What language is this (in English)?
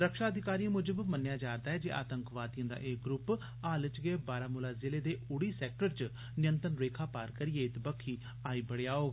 Dogri